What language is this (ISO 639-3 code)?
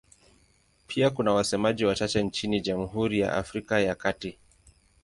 swa